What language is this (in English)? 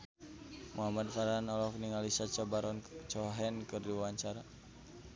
Sundanese